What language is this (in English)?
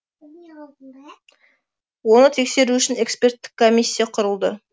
Kazakh